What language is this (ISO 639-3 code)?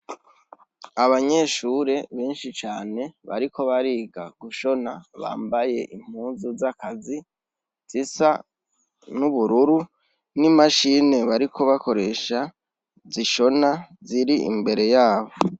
run